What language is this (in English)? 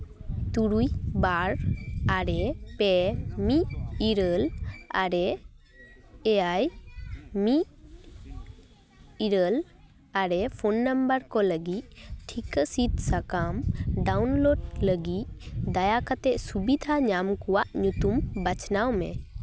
Santali